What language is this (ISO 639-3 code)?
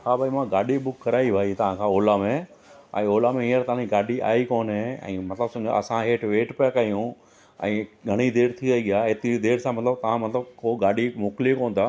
snd